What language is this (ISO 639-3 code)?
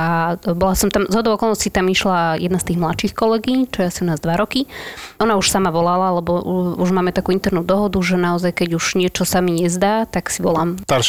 slk